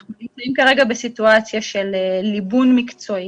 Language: Hebrew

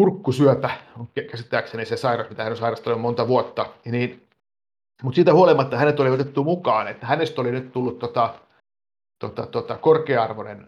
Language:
Finnish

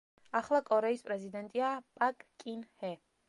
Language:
Georgian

